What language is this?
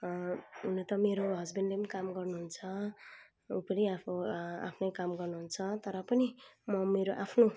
Nepali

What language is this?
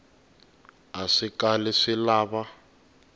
Tsonga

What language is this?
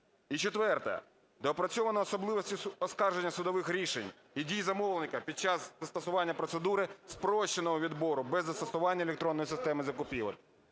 Ukrainian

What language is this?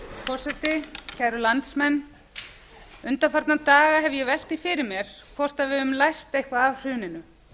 Icelandic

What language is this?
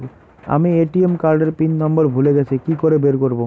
Bangla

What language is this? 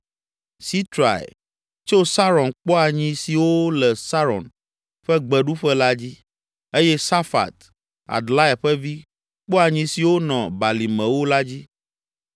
Ewe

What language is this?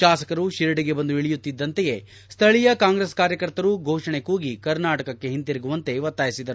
Kannada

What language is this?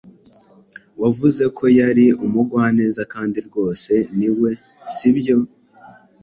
Kinyarwanda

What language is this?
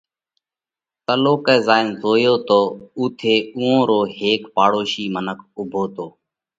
Parkari Koli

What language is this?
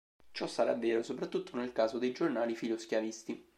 Italian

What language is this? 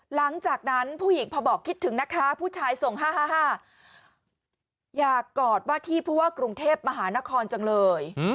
Thai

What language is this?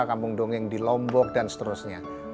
Indonesian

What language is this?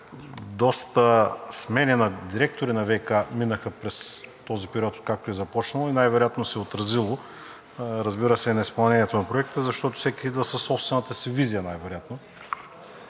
Bulgarian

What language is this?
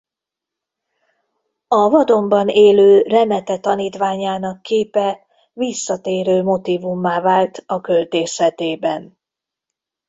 Hungarian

